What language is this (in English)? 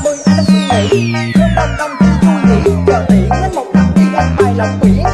Vietnamese